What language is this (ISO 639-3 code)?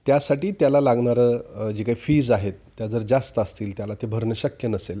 mar